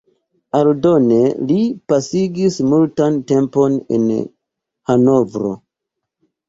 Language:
Esperanto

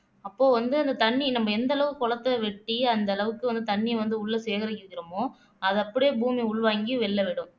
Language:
Tamil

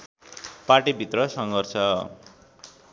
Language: Nepali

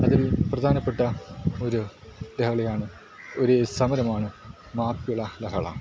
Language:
Malayalam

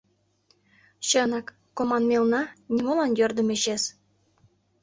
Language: Mari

